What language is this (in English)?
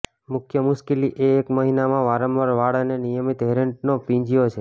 Gujarati